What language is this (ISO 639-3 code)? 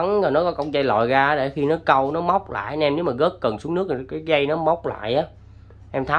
vie